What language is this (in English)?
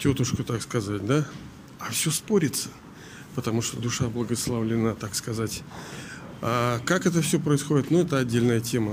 Russian